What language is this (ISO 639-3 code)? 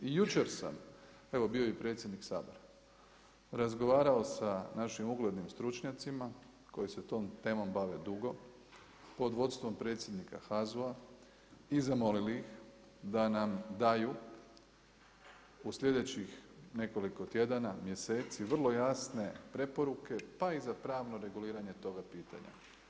hrv